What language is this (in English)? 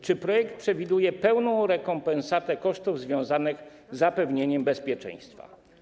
Polish